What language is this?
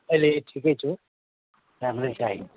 Nepali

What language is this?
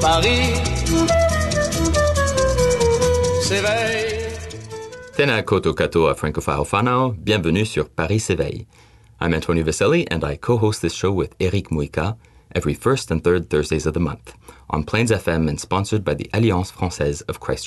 French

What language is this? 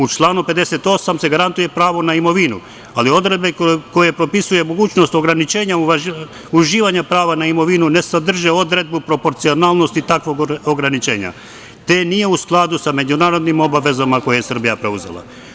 Serbian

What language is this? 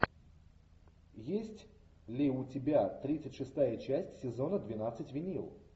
Russian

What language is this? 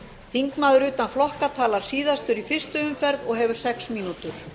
Icelandic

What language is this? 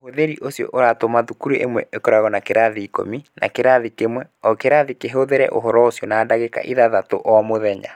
Kikuyu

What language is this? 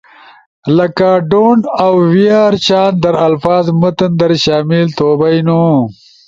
Ushojo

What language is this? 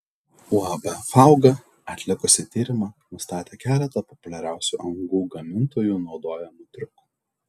Lithuanian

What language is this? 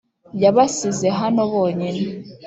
Kinyarwanda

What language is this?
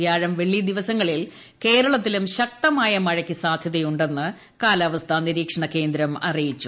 Malayalam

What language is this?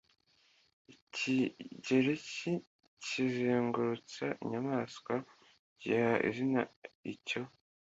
Kinyarwanda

